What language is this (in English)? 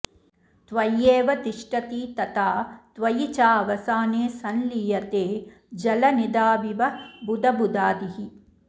Sanskrit